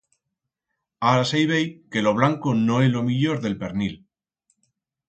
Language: Aragonese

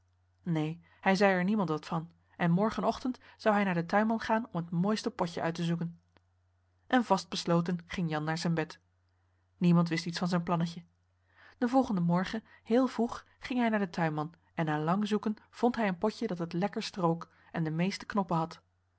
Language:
Dutch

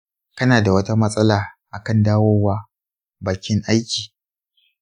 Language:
Hausa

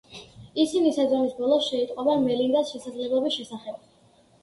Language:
Georgian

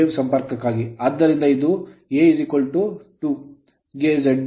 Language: Kannada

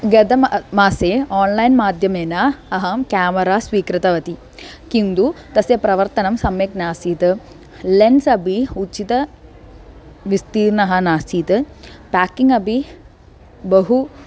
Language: Sanskrit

